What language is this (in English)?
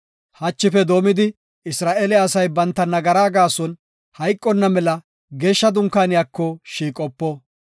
Gofa